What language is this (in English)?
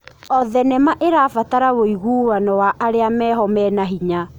Kikuyu